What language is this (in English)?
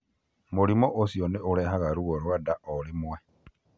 Kikuyu